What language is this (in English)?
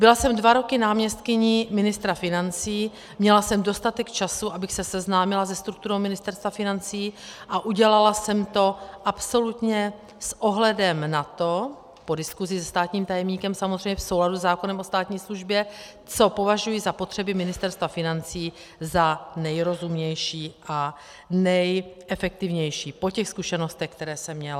Czech